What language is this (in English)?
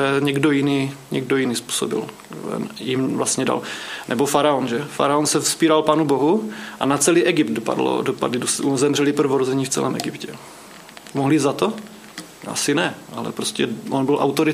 Czech